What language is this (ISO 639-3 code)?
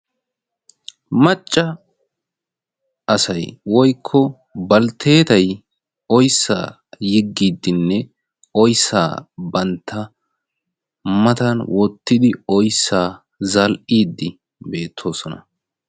wal